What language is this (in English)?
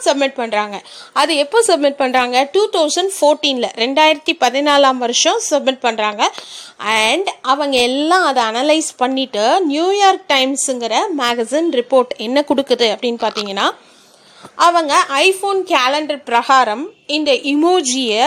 Tamil